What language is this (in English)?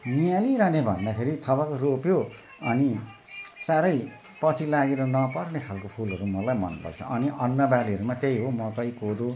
Nepali